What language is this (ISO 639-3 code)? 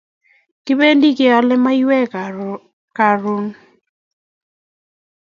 kln